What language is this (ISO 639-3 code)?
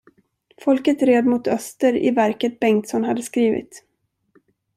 swe